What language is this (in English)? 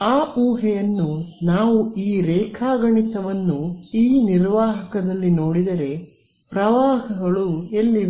Kannada